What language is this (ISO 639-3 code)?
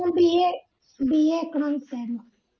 mal